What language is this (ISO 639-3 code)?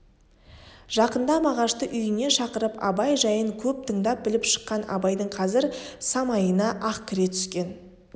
kaz